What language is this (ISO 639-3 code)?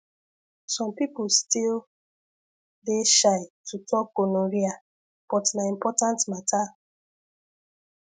pcm